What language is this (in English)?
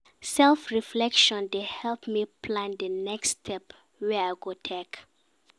Nigerian Pidgin